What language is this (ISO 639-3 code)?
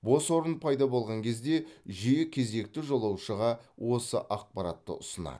kaz